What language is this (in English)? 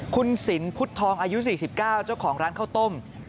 Thai